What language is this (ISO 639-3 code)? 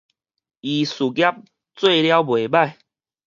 nan